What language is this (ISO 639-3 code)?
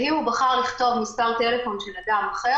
heb